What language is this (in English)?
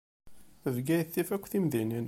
Kabyle